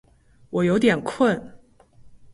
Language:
Chinese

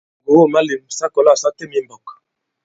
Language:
Bankon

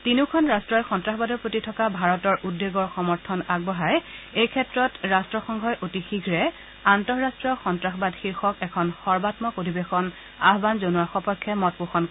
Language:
Assamese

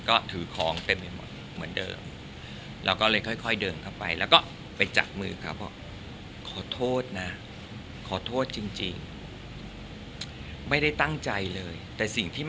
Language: Thai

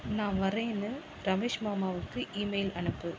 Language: Tamil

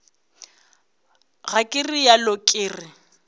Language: Northern Sotho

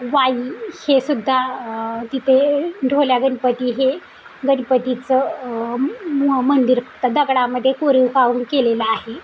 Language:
Marathi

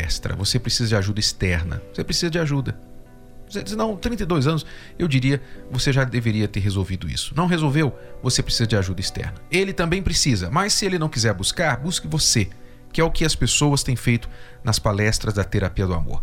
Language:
Portuguese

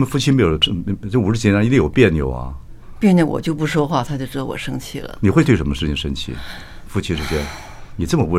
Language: Chinese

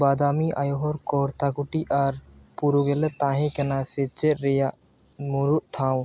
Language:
Santali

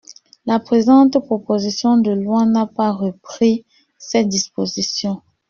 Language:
French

